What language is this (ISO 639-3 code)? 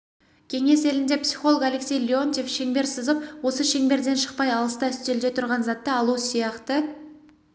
kaz